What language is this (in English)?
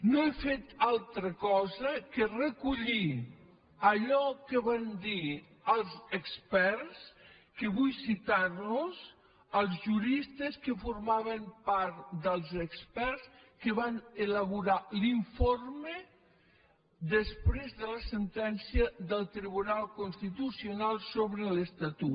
Catalan